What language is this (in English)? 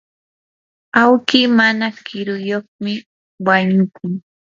Yanahuanca Pasco Quechua